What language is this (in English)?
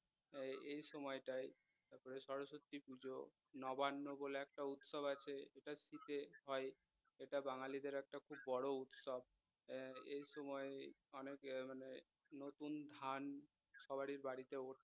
Bangla